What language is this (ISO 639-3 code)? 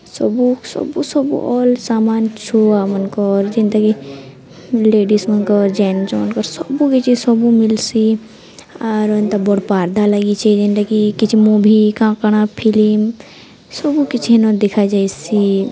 ori